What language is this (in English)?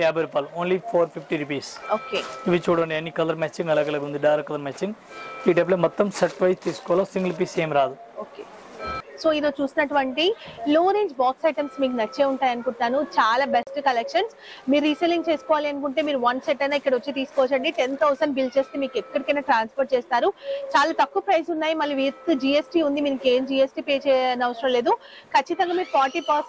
Telugu